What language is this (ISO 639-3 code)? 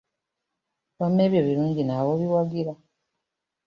lug